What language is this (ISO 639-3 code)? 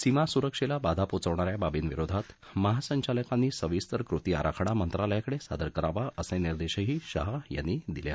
mar